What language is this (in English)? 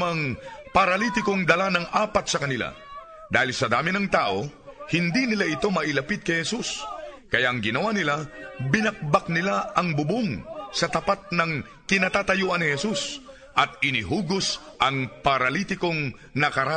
Filipino